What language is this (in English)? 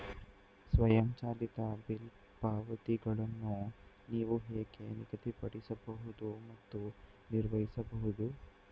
Kannada